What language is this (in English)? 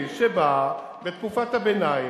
Hebrew